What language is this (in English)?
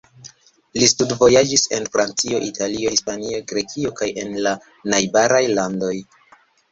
Esperanto